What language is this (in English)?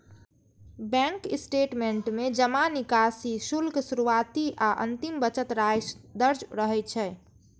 Maithili